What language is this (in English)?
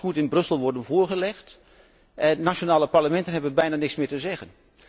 Dutch